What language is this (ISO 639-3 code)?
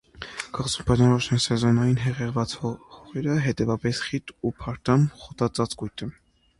hye